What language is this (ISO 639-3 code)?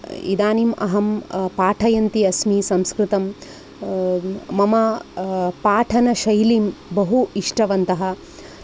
san